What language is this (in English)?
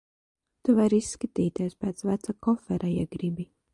Latvian